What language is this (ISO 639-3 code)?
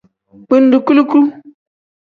kdh